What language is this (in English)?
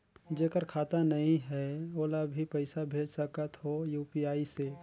Chhattisgarhi